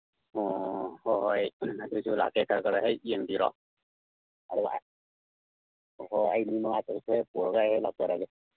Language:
Manipuri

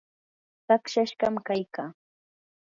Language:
Yanahuanca Pasco Quechua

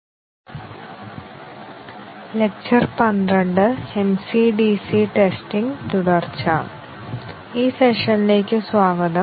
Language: Malayalam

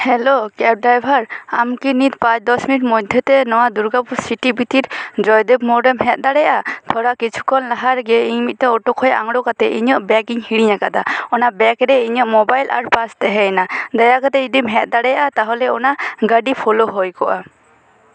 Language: Santali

